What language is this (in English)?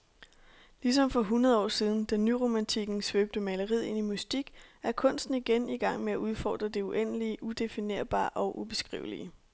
Danish